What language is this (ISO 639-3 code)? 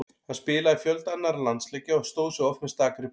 isl